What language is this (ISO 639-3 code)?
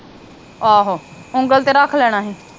pan